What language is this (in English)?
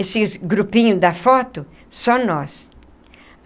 Portuguese